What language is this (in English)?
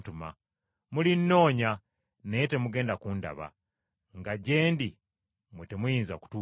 Ganda